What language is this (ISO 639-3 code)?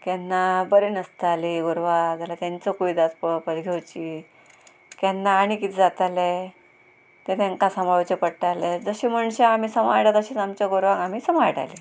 kok